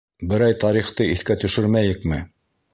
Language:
Bashkir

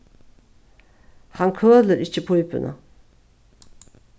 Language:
Faroese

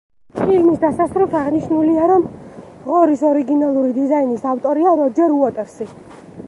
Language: Georgian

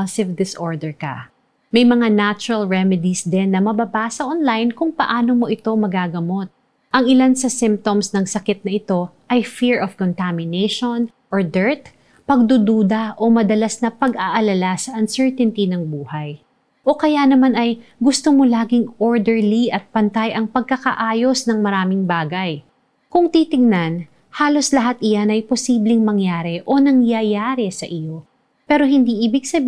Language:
Filipino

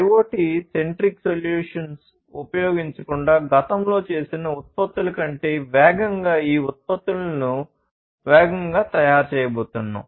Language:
Telugu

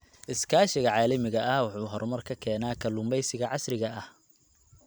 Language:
Somali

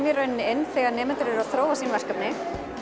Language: Icelandic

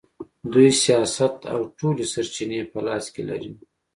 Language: Pashto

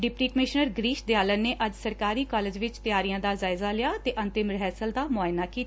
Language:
Punjabi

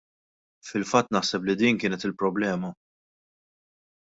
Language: Maltese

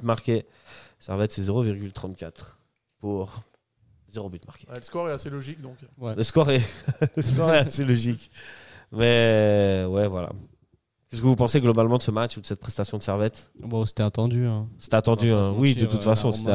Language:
French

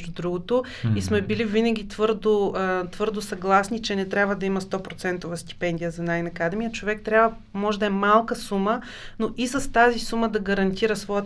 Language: Bulgarian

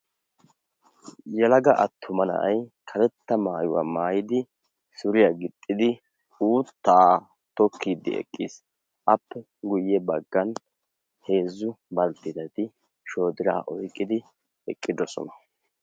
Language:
Wolaytta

